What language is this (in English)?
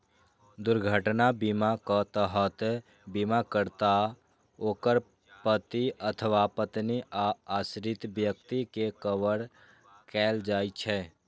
Maithili